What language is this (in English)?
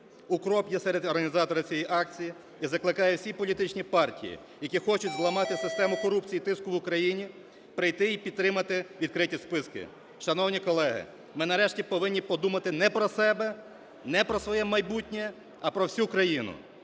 Ukrainian